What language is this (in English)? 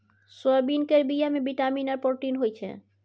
Maithili